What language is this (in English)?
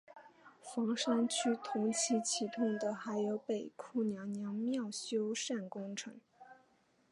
Chinese